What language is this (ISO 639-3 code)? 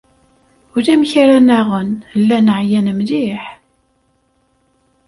kab